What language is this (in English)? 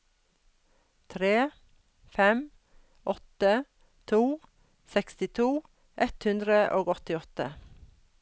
Norwegian